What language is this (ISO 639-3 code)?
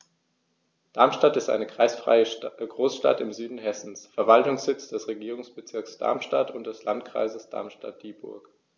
deu